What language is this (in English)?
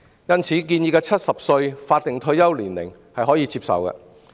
Cantonese